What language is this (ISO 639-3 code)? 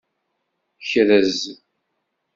kab